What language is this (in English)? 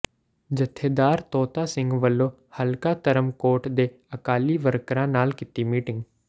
Punjabi